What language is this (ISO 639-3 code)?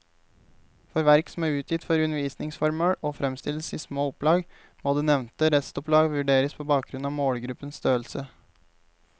nor